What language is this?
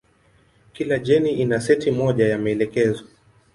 Swahili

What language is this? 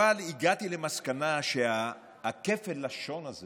Hebrew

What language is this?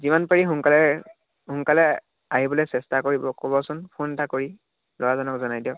Assamese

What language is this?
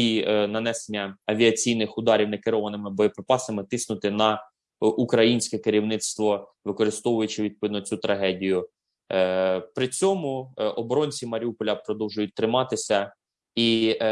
Ukrainian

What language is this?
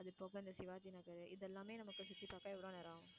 Tamil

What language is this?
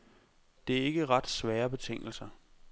Danish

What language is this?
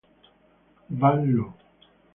Italian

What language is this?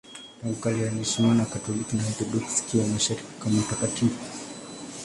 Swahili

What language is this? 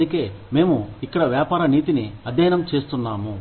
Telugu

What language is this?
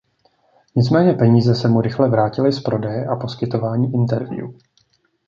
Czech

